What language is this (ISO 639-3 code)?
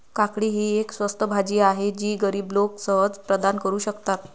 mar